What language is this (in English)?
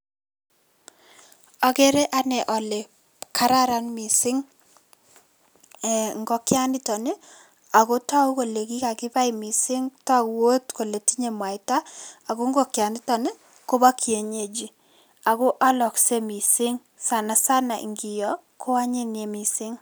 Kalenjin